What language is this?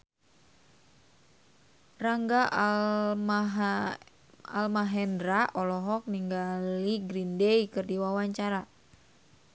Sundanese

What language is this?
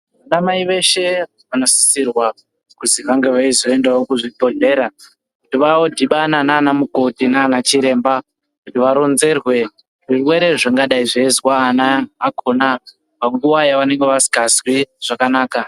Ndau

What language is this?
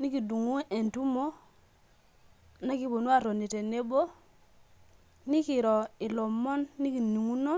Masai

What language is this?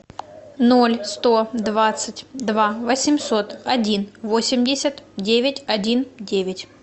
Russian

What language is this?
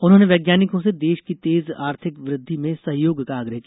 Hindi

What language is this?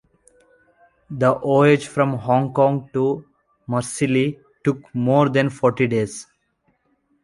English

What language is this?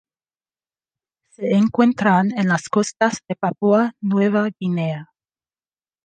Spanish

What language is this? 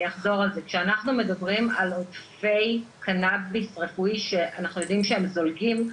Hebrew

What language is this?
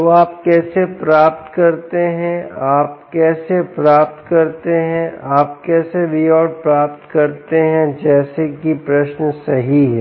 Hindi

